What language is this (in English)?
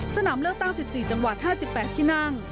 Thai